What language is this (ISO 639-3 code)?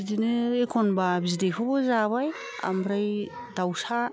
brx